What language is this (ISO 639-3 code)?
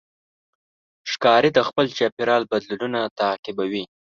pus